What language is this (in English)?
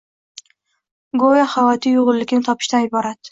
Uzbek